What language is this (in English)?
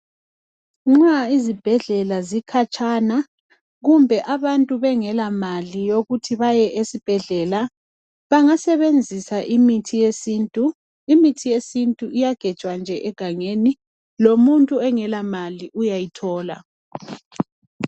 North Ndebele